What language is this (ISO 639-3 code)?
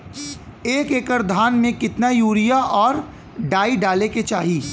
bho